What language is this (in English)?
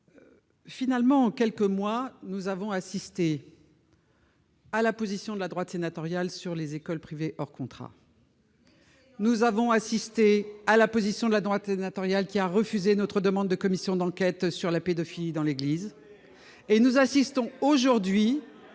French